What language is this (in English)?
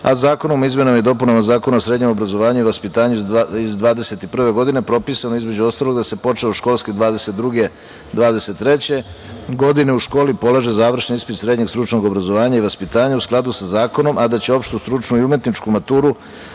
Serbian